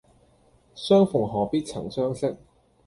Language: Cantonese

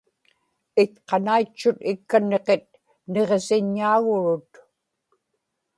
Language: Inupiaq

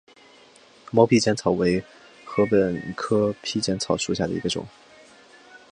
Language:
Chinese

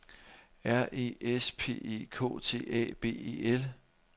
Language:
Danish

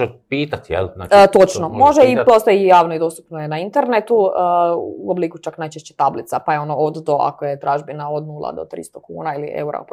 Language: Croatian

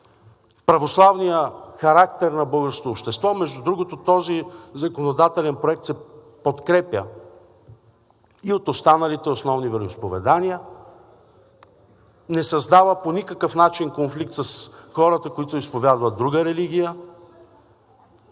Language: Bulgarian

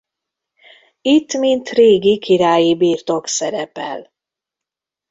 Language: Hungarian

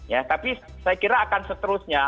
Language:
Indonesian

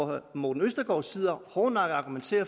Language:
Danish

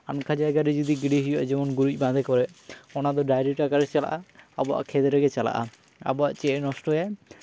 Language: Santali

